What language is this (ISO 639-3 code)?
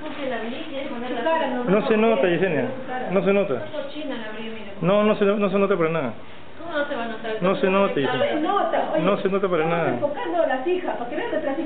spa